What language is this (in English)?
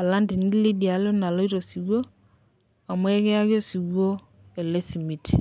Masai